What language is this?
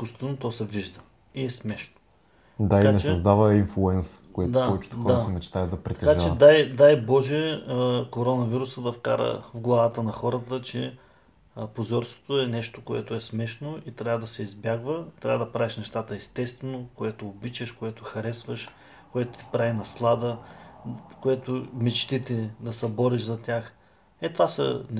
Bulgarian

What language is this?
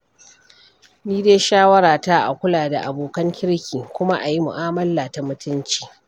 Hausa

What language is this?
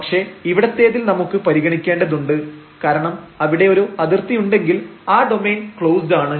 Malayalam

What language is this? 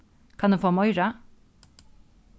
Faroese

